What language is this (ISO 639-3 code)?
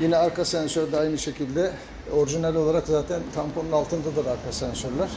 tur